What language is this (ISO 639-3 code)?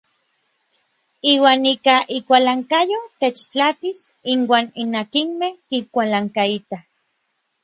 nlv